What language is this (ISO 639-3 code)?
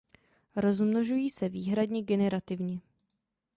ces